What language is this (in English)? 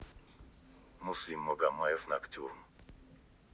Russian